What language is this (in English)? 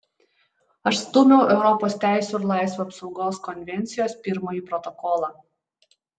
Lithuanian